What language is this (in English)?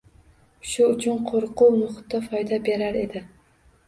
Uzbek